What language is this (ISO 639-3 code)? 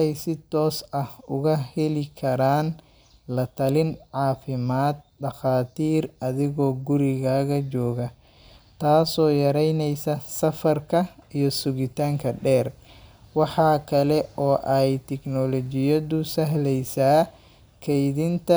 som